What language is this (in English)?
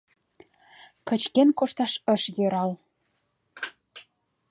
Mari